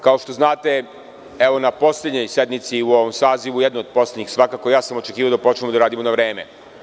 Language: Serbian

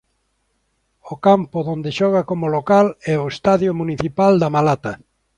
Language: Galician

